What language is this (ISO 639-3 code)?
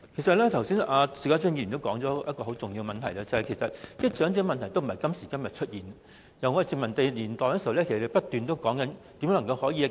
yue